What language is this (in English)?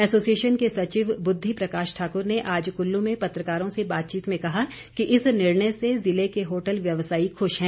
Hindi